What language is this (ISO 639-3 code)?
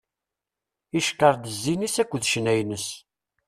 kab